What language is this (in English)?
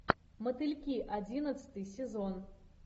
Russian